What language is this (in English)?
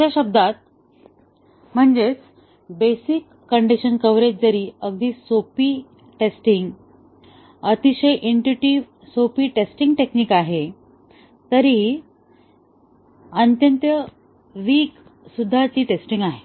Marathi